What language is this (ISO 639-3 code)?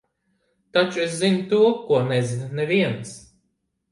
lav